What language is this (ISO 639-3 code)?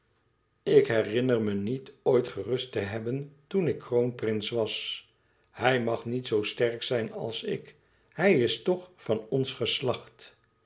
nld